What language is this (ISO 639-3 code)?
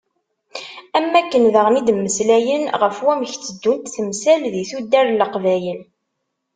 kab